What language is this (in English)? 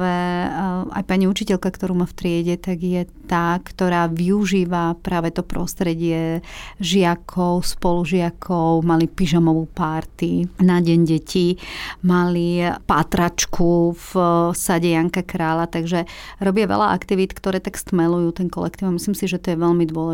Slovak